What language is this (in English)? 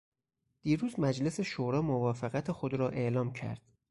Persian